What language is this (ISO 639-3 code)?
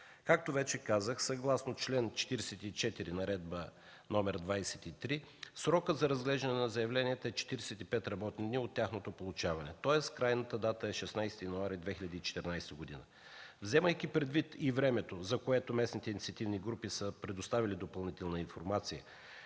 bul